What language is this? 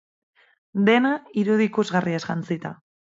Basque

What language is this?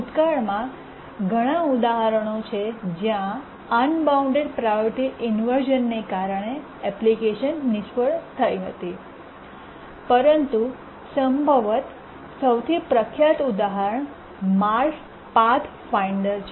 Gujarati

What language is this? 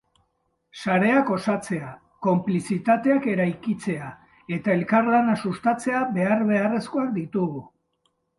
Basque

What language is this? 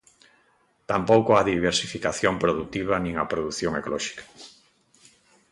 Galician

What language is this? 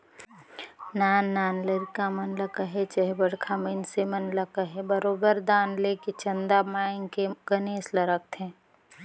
Chhattisgarhi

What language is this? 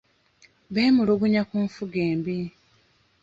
Ganda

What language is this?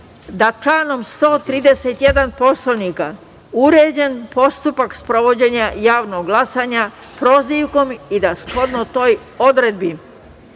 Serbian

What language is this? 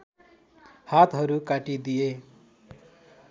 Nepali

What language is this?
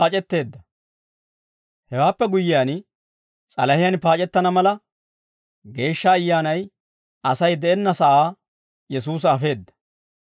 Dawro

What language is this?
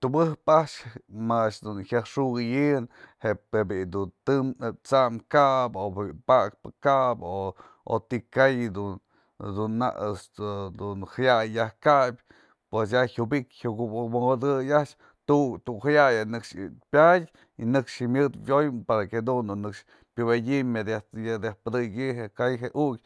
Mazatlán Mixe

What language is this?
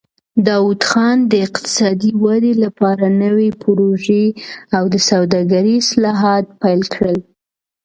Pashto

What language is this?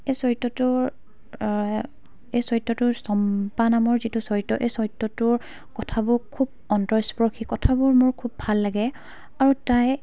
Assamese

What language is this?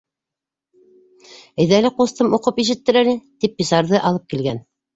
Bashkir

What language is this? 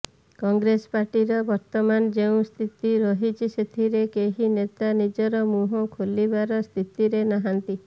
Odia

